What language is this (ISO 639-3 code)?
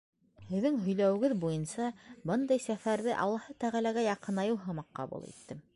bak